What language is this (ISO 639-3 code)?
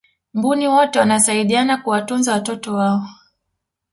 swa